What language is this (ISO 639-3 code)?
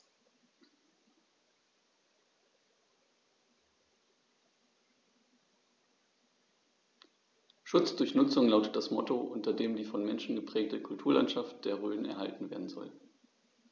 deu